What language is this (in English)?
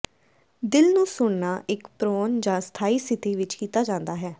Punjabi